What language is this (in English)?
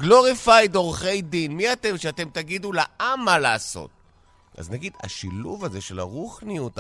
Hebrew